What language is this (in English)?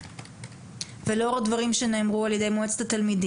Hebrew